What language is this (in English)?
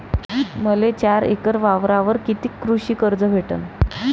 Marathi